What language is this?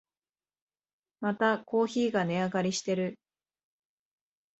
Japanese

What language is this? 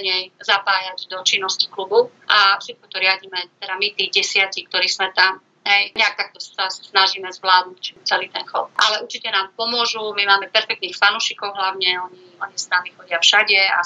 Slovak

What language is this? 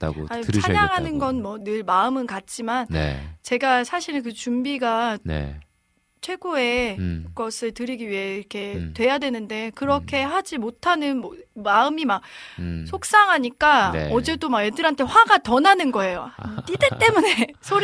Korean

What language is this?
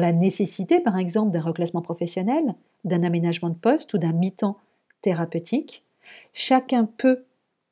French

